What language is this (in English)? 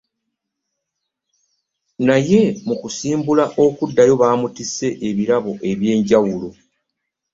Ganda